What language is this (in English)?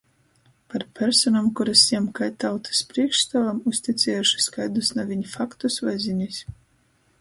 Latgalian